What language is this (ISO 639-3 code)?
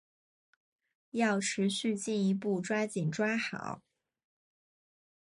zho